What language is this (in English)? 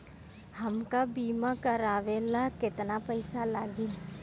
Bhojpuri